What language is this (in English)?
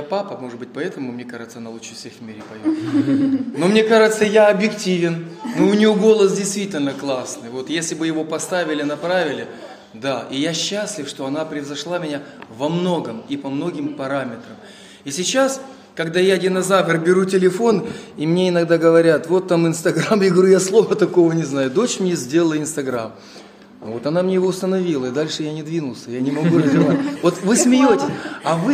Russian